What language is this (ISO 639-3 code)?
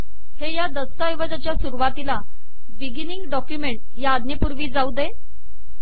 mar